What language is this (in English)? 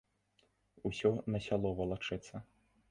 Belarusian